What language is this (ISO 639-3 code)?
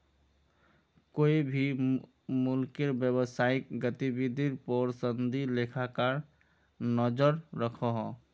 mag